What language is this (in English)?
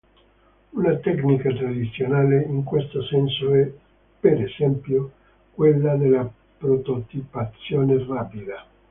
Italian